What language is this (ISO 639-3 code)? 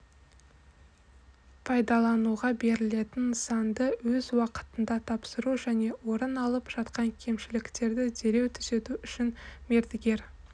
kaz